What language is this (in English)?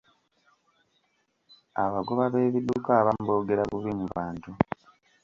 Ganda